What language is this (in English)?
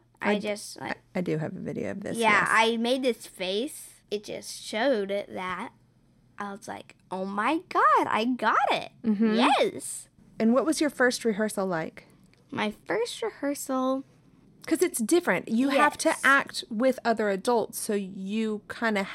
English